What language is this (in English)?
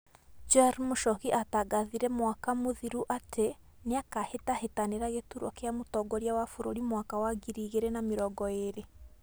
Kikuyu